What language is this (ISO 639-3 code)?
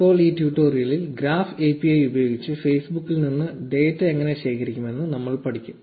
mal